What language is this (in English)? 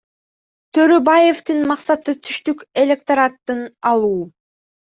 Kyrgyz